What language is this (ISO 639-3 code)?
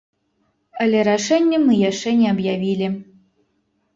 bel